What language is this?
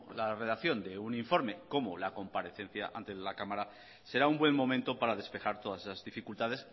Spanish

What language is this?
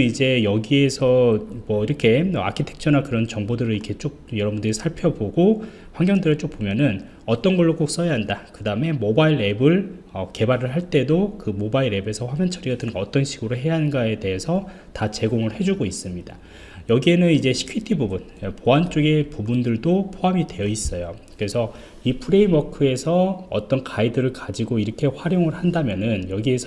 Korean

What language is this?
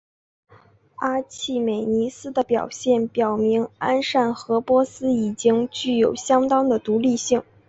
Chinese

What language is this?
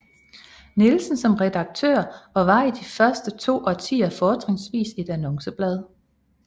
Danish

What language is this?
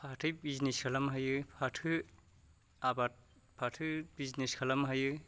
Bodo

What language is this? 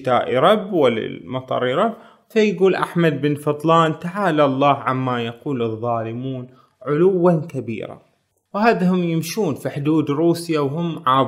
Arabic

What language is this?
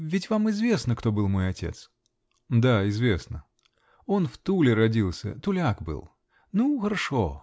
Russian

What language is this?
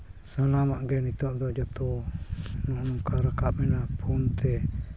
Santali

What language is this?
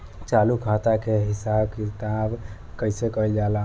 Bhojpuri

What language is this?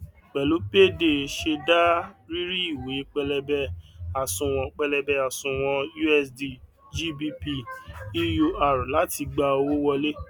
Yoruba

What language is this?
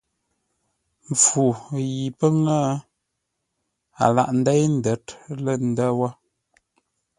Ngombale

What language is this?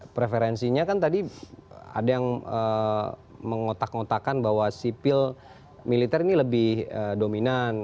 Indonesian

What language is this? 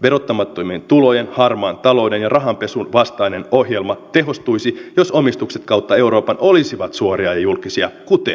Finnish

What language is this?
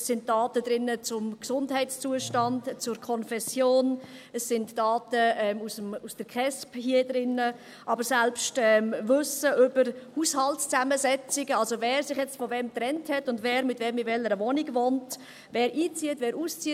Swiss German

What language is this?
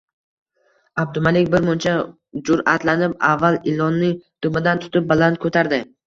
Uzbek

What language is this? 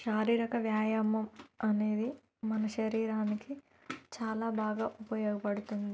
Telugu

